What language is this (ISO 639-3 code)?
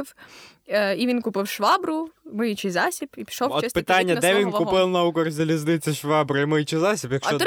ukr